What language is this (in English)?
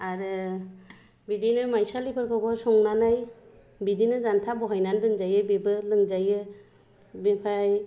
Bodo